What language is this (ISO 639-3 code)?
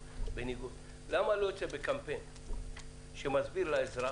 heb